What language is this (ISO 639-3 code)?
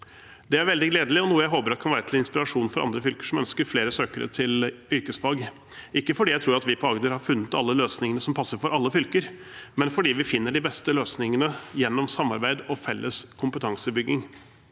nor